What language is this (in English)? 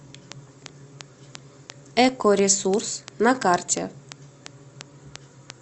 Russian